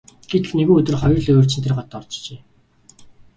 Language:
Mongolian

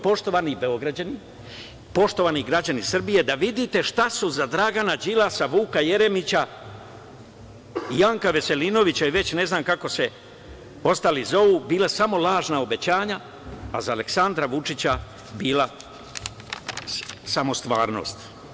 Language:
Serbian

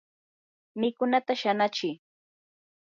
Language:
Yanahuanca Pasco Quechua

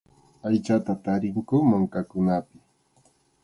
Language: Arequipa-La Unión Quechua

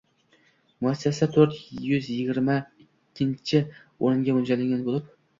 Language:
Uzbek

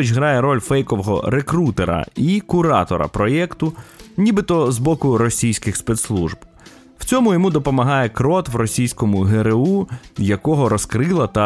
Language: Ukrainian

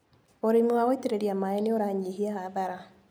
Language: Kikuyu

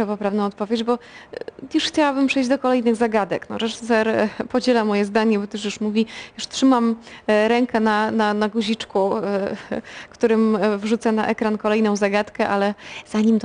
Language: Polish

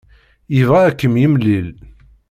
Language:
Kabyle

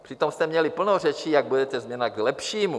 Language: Czech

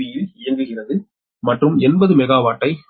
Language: Tamil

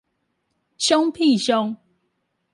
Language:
Chinese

